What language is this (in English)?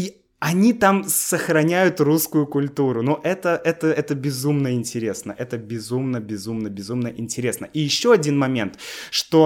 Russian